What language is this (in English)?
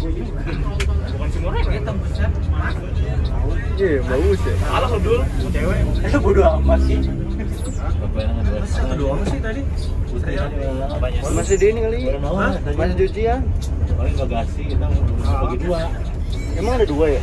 Indonesian